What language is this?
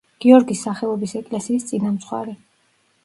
Georgian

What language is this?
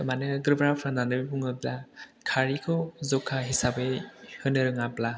Bodo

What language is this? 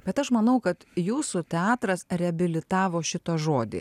Lithuanian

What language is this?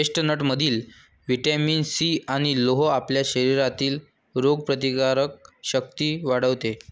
Marathi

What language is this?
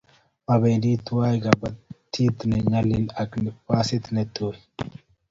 Kalenjin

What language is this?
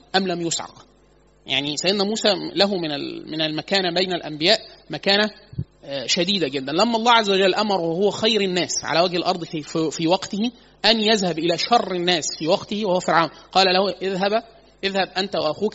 Arabic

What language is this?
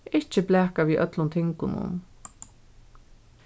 Faroese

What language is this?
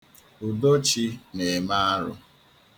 Igbo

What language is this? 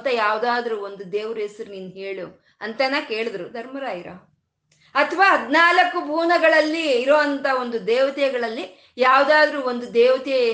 Kannada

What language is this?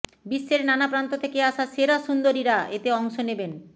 Bangla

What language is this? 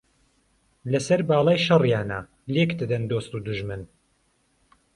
Central Kurdish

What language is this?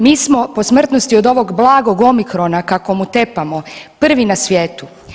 Croatian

